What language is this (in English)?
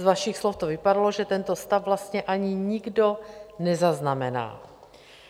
Czech